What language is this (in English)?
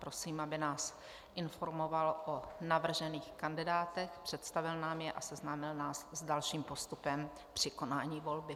Czech